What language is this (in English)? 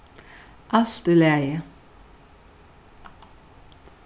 Faroese